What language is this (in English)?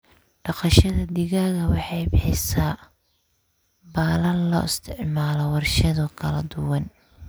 Somali